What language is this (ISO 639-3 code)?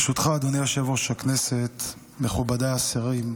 heb